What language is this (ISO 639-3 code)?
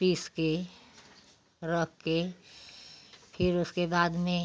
hin